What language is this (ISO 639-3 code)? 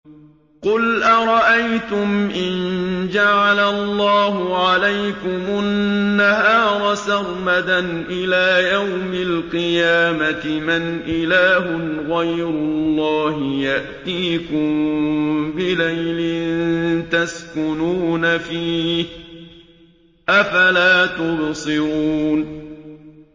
ara